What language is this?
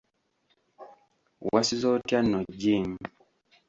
Ganda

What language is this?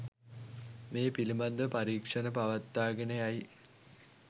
Sinhala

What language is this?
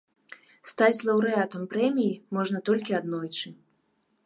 Belarusian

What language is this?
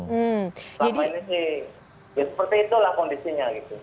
Indonesian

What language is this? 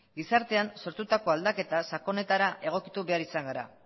Basque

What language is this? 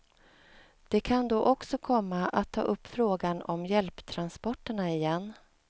Swedish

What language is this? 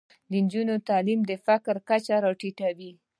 Pashto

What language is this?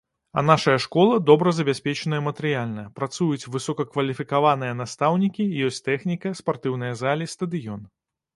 Belarusian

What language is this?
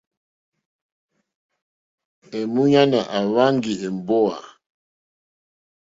Mokpwe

